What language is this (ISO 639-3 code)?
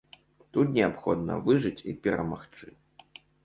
bel